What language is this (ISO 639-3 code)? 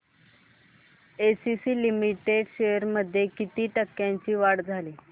mar